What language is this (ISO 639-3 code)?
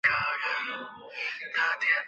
zho